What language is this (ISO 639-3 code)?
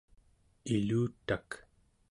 esu